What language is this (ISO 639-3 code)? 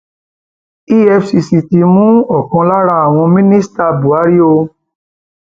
yor